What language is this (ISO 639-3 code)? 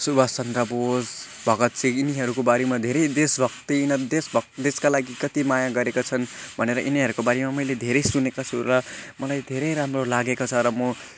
nep